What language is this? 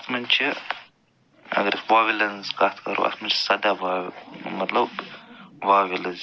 Kashmiri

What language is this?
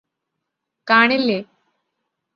Malayalam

